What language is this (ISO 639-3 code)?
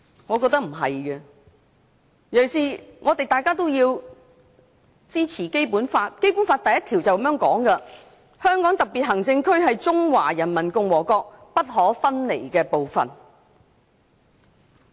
yue